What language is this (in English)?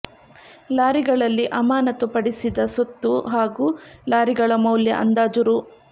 Kannada